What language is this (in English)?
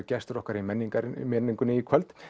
Icelandic